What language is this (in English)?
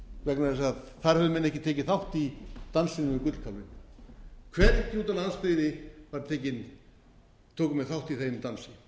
Icelandic